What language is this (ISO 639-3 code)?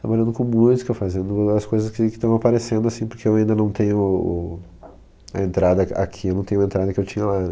por